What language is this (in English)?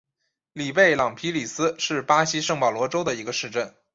Chinese